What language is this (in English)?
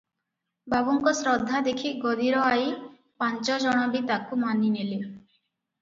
Odia